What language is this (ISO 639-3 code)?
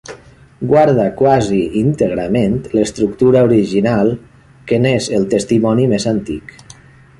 cat